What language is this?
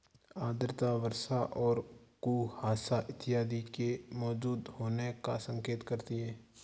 Hindi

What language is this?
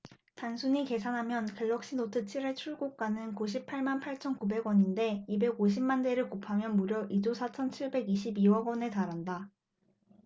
Korean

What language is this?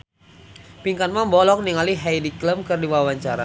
Sundanese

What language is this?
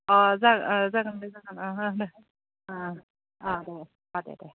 Bodo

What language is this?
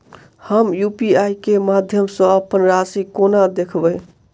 Maithili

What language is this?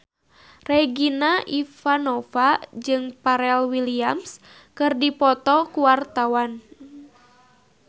Sundanese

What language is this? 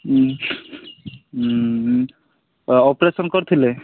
Odia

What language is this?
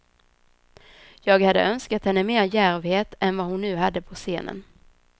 Swedish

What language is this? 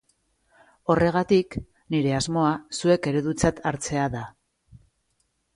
Basque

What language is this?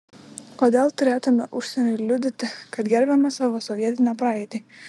Lithuanian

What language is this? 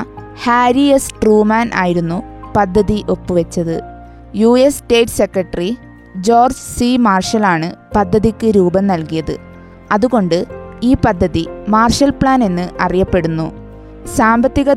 Malayalam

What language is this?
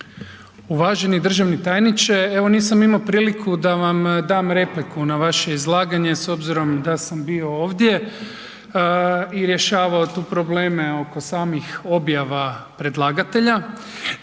Croatian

